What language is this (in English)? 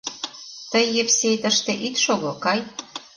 Mari